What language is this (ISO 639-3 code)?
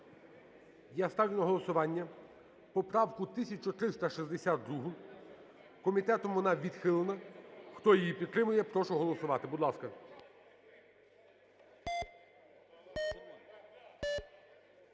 ukr